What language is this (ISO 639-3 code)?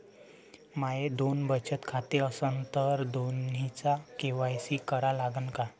mar